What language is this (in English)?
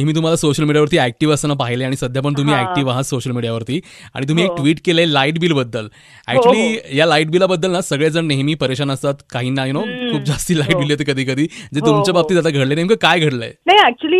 Hindi